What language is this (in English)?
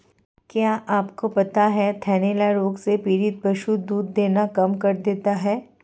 Hindi